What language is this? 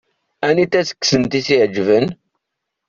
Kabyle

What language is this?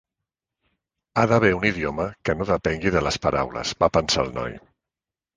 Catalan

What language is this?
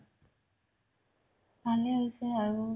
Assamese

